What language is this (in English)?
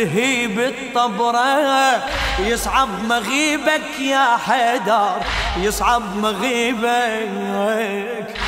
Arabic